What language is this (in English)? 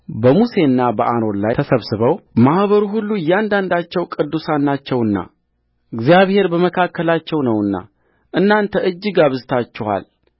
Amharic